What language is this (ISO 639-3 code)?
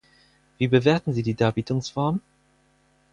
deu